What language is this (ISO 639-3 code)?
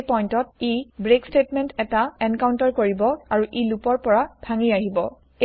asm